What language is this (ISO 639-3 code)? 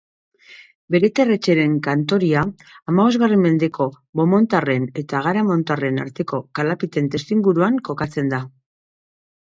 eus